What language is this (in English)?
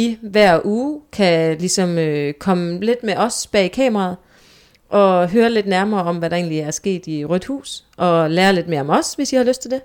Danish